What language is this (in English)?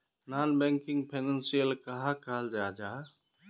Magahi